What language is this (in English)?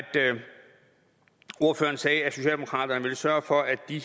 Danish